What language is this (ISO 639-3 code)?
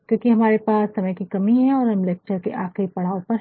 hin